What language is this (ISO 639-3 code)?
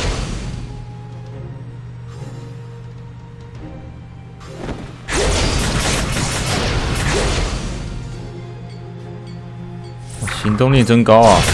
zho